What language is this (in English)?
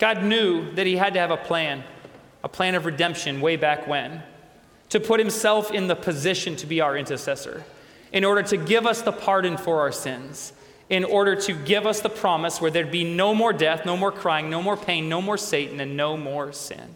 English